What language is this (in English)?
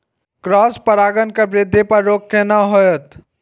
Maithili